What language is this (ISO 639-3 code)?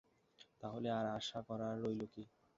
ben